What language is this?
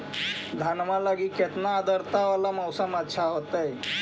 Magahi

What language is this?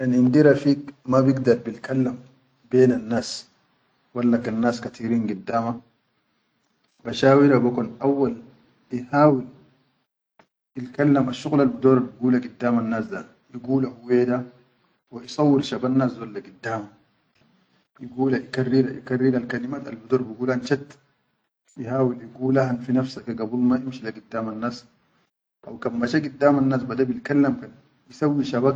Chadian Arabic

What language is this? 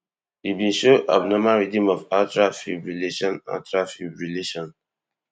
Nigerian Pidgin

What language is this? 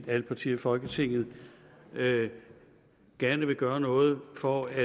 Danish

